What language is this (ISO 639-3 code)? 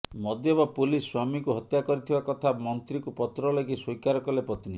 ori